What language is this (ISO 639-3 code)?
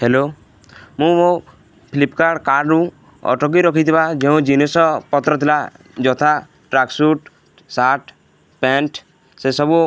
ori